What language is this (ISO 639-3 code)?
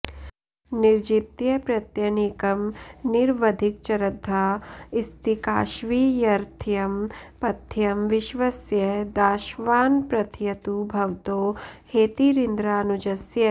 san